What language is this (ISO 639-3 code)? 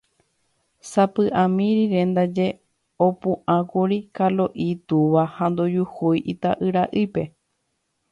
grn